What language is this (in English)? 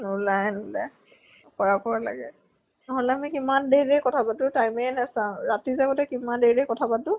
Assamese